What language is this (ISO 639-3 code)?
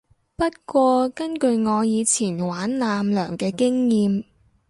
yue